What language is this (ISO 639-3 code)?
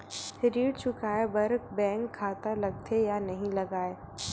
hne